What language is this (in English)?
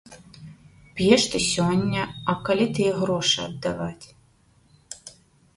Belarusian